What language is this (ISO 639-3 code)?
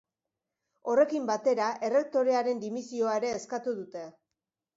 eus